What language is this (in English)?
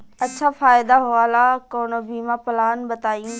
Bhojpuri